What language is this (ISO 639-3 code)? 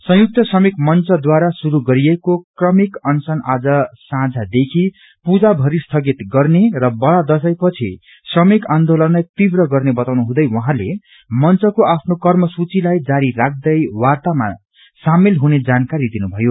nep